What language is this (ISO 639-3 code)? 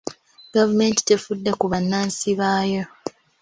lug